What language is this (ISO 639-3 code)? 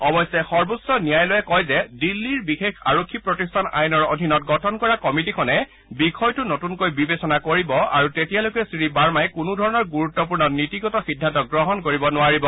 asm